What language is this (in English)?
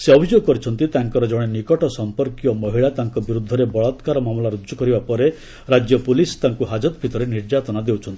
Odia